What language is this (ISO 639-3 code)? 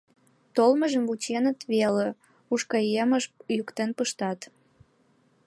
chm